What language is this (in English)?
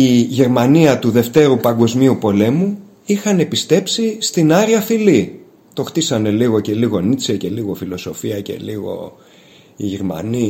Greek